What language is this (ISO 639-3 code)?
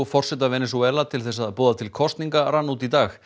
isl